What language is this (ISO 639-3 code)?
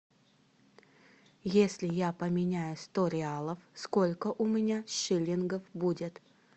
rus